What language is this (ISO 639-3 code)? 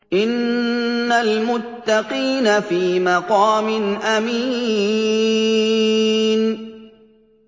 ara